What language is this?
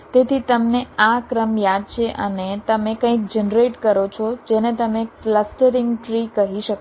Gujarati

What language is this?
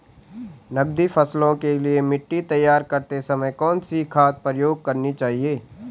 Hindi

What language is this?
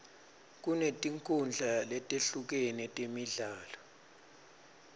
Swati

